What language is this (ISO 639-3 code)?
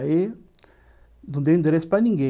por